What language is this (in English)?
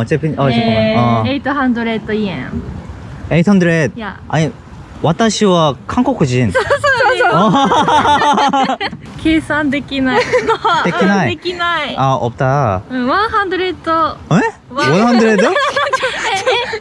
Korean